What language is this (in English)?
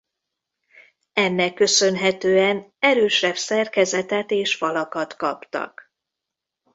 Hungarian